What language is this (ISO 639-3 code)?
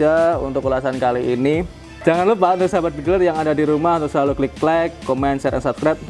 ind